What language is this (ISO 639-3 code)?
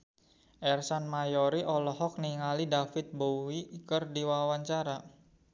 sun